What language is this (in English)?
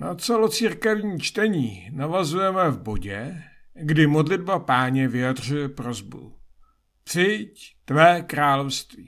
Czech